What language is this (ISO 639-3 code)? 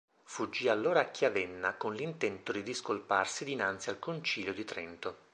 ita